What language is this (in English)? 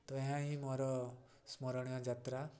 Odia